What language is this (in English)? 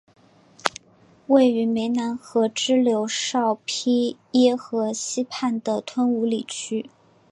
Chinese